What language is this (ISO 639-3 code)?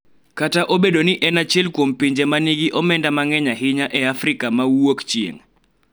luo